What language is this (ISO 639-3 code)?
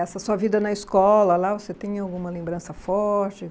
por